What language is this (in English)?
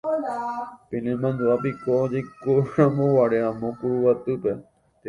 Guarani